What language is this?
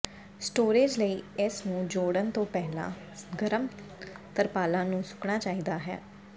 Punjabi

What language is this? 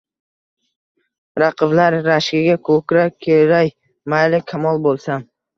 Uzbek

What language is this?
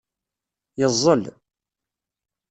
Kabyle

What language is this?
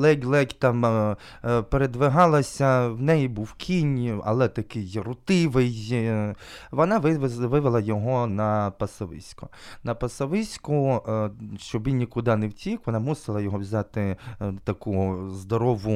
Ukrainian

